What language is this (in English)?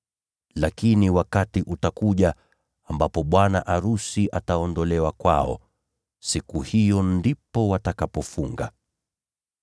Swahili